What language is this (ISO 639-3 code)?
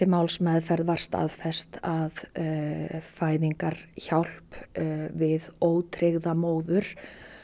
isl